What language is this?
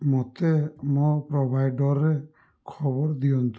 Odia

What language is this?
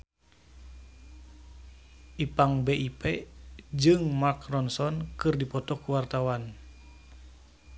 Sundanese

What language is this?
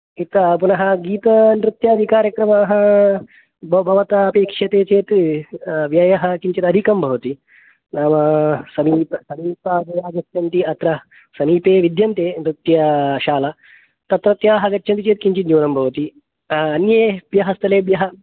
Sanskrit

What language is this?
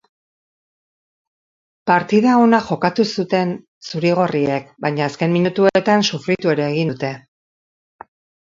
Basque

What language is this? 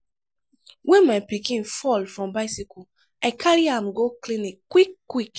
Nigerian Pidgin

